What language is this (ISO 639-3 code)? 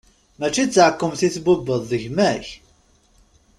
kab